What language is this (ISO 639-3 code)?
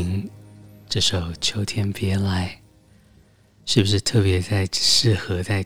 zho